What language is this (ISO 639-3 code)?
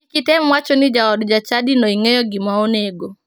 luo